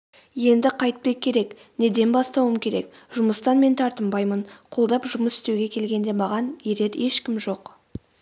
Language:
Kazakh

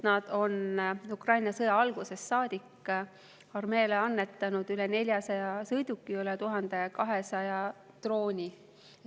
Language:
Estonian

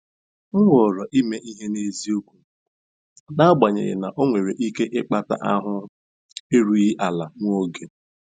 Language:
Igbo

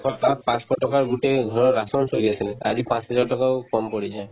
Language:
Assamese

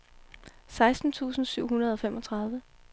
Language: Danish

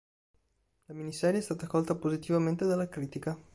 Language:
Italian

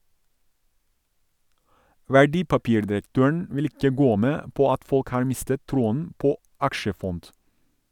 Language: Norwegian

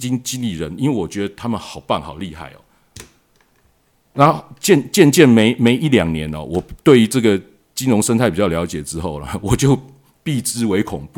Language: Chinese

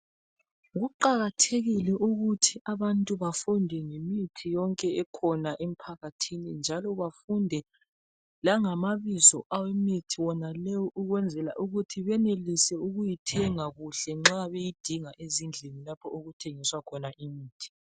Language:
North Ndebele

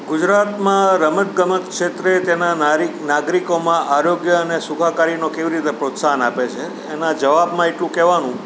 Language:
Gujarati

